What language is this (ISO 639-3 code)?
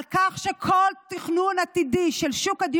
heb